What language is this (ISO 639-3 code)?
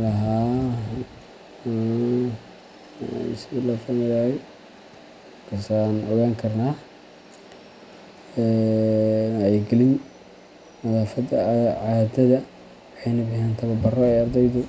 som